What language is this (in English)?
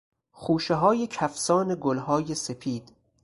Persian